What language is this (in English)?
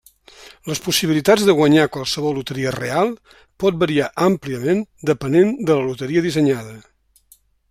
Catalan